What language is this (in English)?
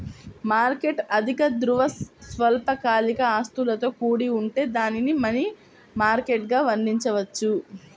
Telugu